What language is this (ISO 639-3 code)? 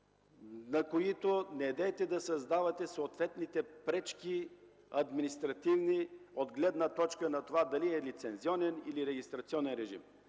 bul